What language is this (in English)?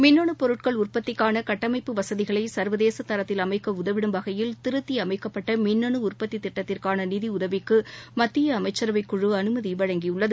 Tamil